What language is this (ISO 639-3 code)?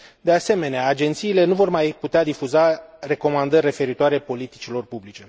ron